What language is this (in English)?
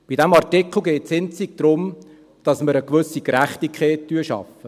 Swiss German